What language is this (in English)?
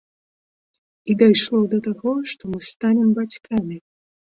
Belarusian